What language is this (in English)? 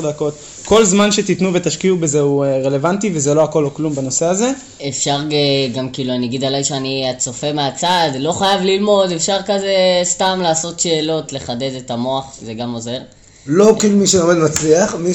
Hebrew